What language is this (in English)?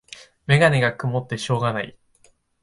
Japanese